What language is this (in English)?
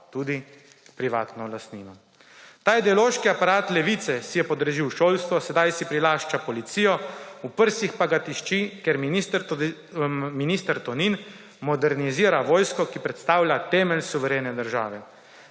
Slovenian